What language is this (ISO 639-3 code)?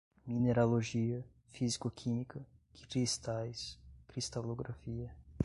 por